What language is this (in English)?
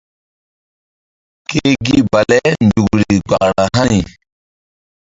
Mbum